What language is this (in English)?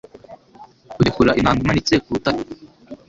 Kinyarwanda